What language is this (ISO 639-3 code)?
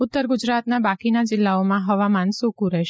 guj